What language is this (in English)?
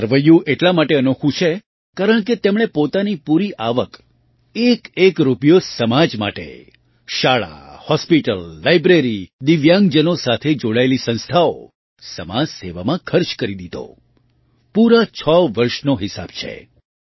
Gujarati